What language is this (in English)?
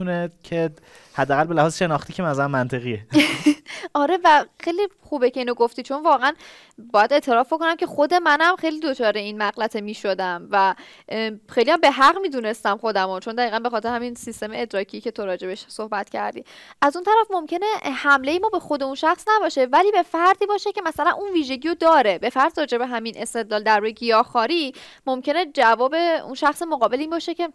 Persian